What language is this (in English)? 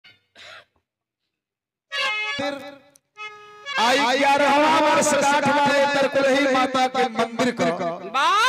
Arabic